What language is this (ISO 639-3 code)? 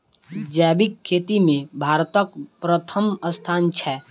mai